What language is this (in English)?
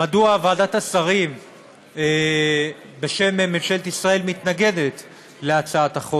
Hebrew